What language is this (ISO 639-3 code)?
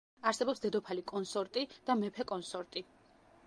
kat